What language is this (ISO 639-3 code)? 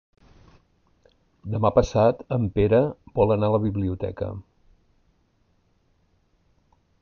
cat